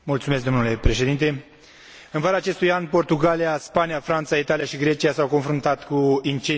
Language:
Romanian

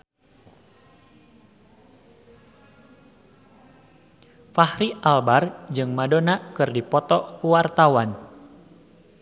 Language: Sundanese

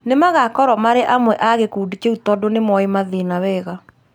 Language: Kikuyu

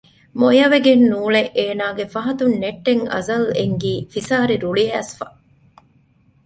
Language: Divehi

